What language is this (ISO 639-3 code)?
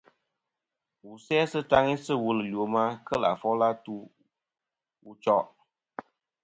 bkm